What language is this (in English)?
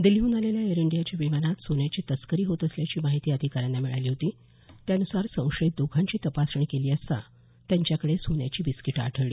Marathi